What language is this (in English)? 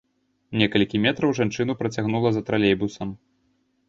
Belarusian